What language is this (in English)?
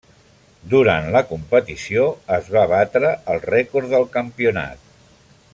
Catalan